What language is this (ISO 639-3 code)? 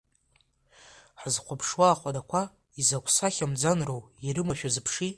abk